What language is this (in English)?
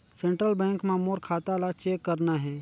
Chhattisgarhi